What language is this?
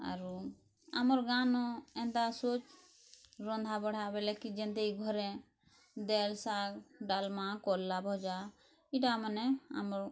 Odia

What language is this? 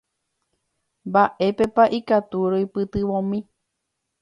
Guarani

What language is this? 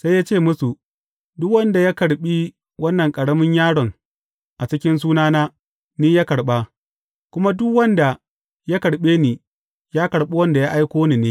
Hausa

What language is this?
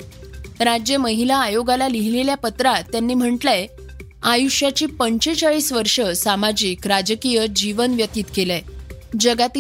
Marathi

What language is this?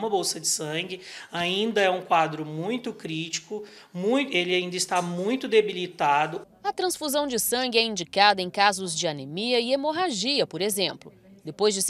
Portuguese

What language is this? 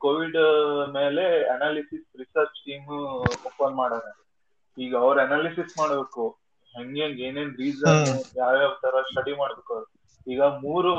Kannada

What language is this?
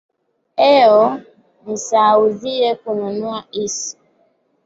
Swahili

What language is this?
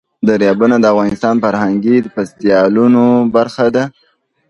Pashto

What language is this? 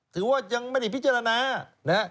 Thai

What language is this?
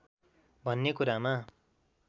Nepali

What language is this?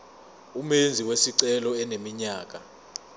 Zulu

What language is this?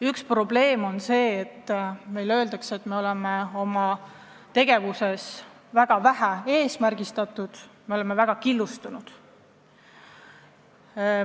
Estonian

